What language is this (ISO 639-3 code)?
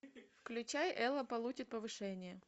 rus